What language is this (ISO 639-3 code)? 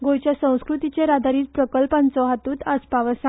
kok